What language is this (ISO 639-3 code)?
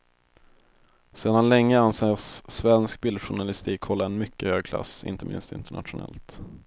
swe